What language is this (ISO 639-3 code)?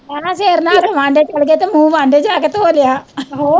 pan